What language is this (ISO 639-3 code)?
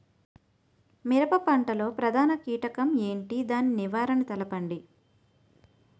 tel